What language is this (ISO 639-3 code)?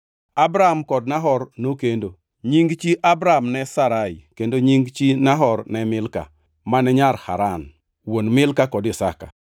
luo